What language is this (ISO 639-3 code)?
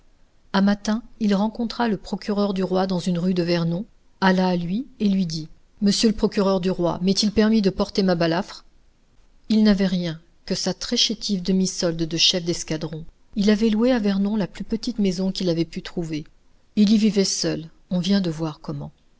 fra